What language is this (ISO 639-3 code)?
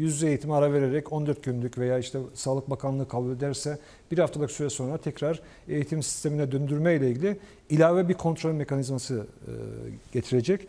tur